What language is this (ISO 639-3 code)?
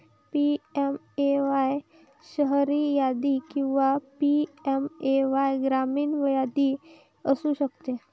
mar